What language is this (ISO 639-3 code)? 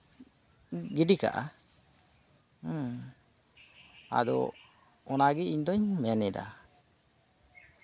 sat